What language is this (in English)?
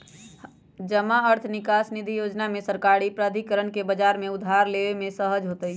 Magahi